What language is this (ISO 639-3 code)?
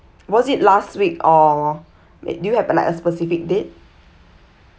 eng